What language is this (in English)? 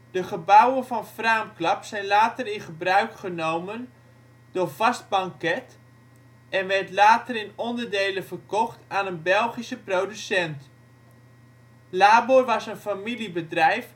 Dutch